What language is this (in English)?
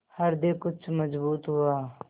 Hindi